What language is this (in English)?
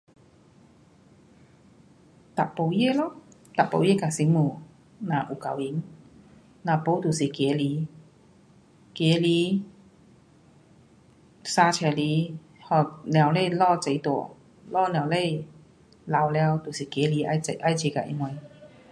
Pu-Xian Chinese